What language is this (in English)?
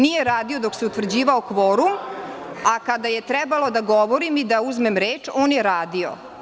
Serbian